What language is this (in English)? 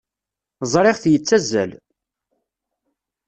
Kabyle